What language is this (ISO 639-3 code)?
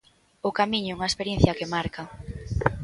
glg